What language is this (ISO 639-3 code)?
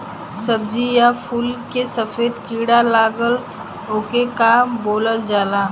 bho